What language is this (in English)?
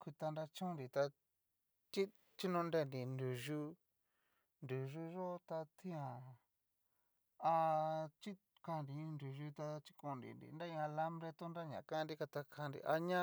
Cacaloxtepec Mixtec